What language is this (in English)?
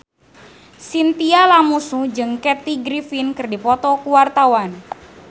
Sundanese